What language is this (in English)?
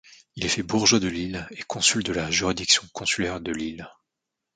French